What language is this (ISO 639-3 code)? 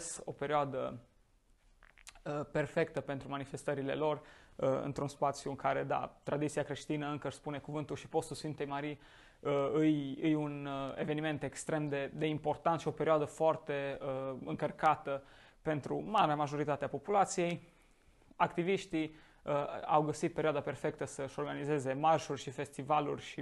ron